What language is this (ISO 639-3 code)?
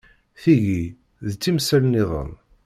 kab